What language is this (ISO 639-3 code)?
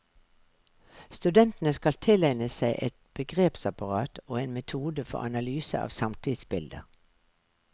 nor